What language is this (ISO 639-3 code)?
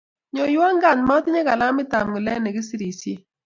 kln